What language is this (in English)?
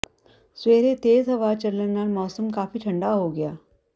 Punjabi